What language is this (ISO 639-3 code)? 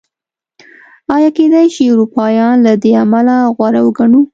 pus